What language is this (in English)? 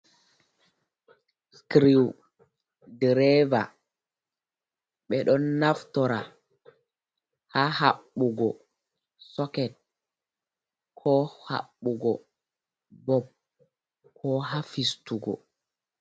Fula